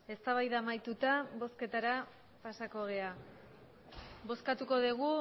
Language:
Basque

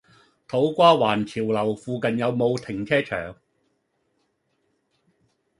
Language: Cantonese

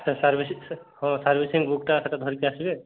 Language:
Odia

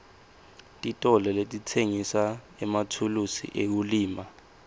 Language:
Swati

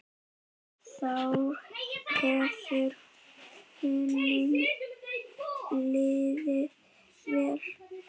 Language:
Icelandic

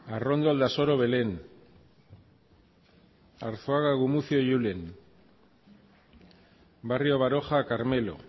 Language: Basque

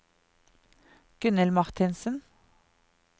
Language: Norwegian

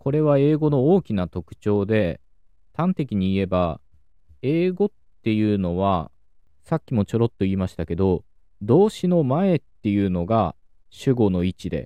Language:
Japanese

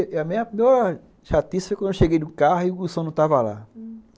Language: Portuguese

